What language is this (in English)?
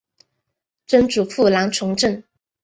Chinese